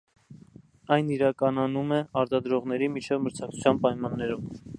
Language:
Armenian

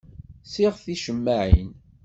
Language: Kabyle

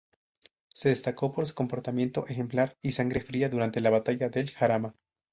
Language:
Spanish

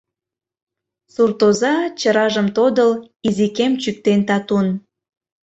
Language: Mari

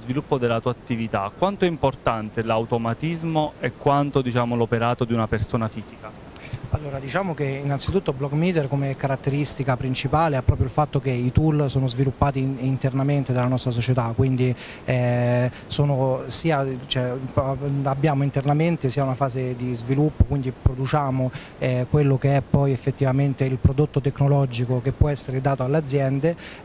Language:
Italian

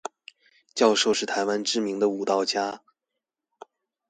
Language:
Chinese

